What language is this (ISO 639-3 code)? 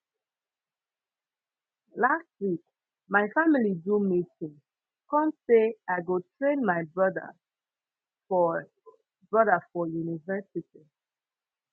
pcm